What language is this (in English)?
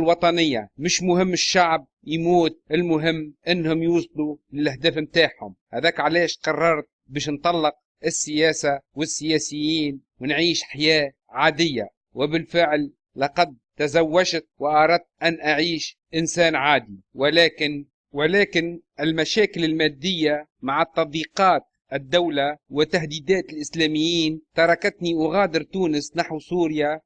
Arabic